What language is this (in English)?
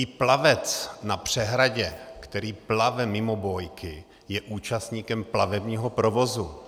Czech